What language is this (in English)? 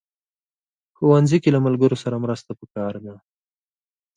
Pashto